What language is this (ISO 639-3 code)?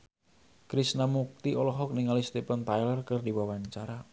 sun